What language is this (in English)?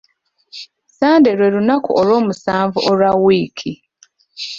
Ganda